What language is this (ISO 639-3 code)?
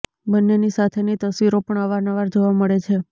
guj